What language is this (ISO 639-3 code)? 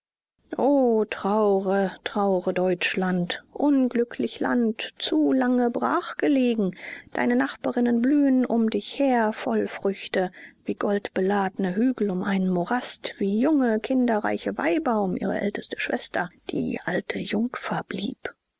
deu